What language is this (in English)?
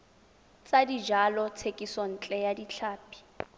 Tswana